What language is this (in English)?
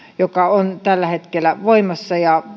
Finnish